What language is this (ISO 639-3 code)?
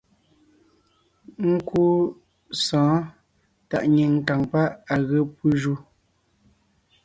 nnh